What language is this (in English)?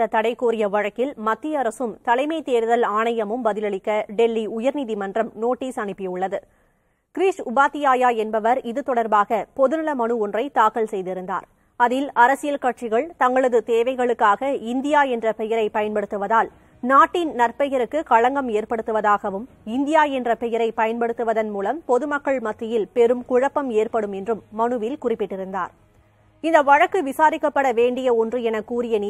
Turkish